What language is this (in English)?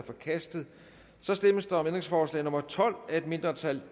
Danish